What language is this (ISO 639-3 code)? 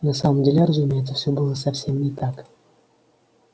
rus